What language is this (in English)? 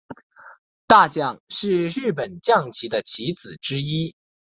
Chinese